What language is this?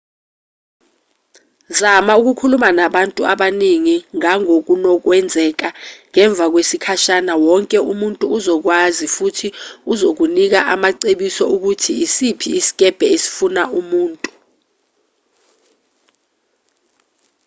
Zulu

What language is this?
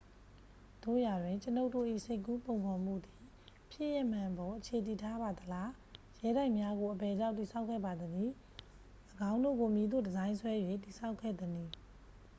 Burmese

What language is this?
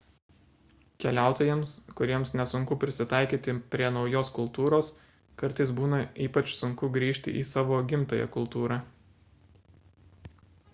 Lithuanian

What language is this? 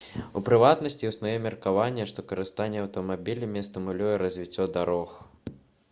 Belarusian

